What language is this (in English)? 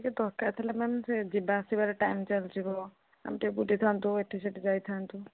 Odia